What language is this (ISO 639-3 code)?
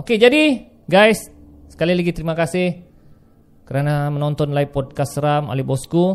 msa